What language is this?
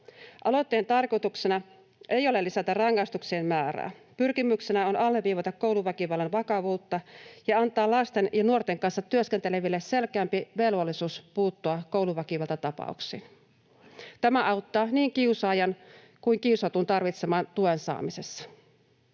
Finnish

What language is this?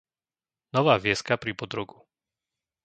Slovak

